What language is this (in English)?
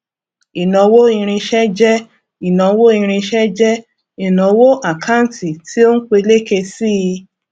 Yoruba